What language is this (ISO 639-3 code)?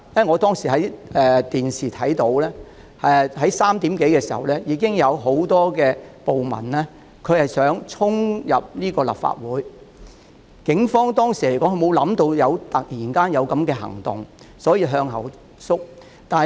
yue